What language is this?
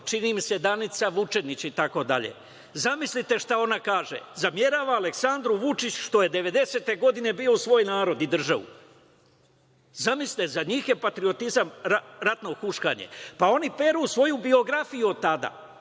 Serbian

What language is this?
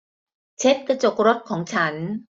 Thai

